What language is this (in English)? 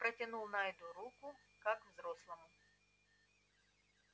Russian